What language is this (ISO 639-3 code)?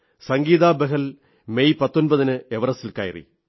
mal